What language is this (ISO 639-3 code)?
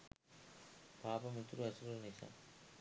sin